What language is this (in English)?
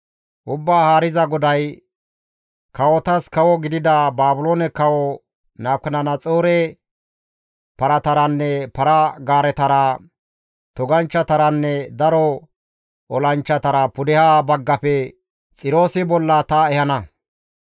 Gamo